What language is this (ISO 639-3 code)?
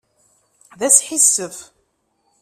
kab